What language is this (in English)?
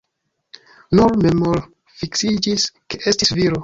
Esperanto